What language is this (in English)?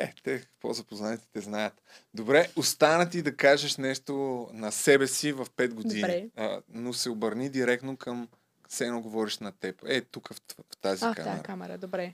Bulgarian